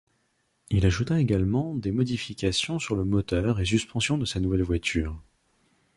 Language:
French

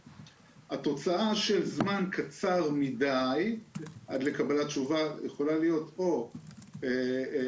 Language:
Hebrew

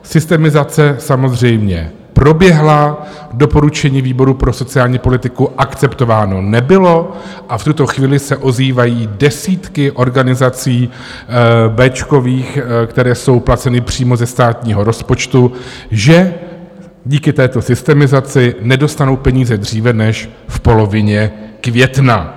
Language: Czech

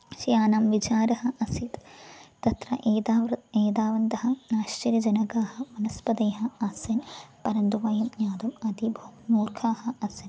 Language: Sanskrit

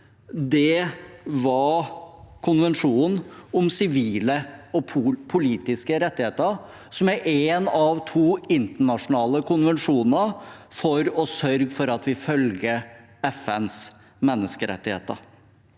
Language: Norwegian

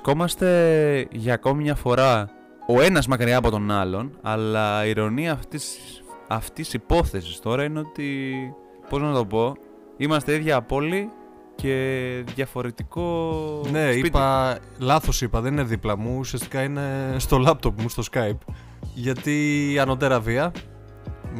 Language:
Greek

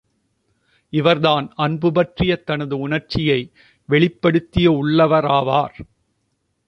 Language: Tamil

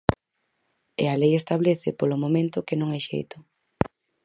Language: Galician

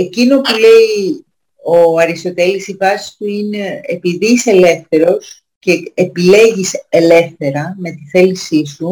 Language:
Greek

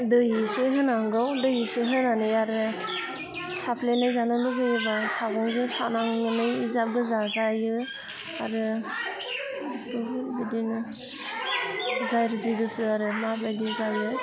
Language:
Bodo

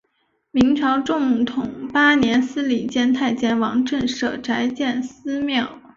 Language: Chinese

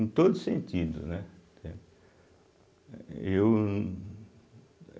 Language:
Portuguese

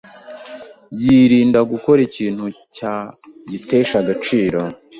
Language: Kinyarwanda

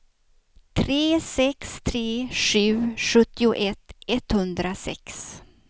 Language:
Swedish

